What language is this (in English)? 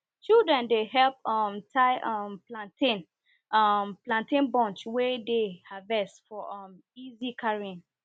Nigerian Pidgin